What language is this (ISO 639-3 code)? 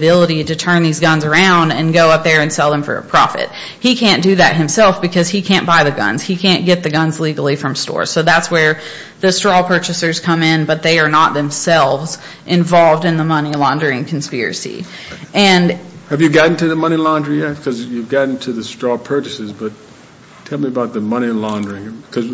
eng